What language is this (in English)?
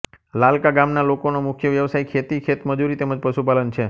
Gujarati